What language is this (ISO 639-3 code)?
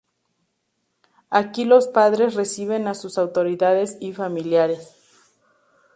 spa